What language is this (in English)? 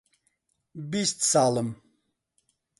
Central Kurdish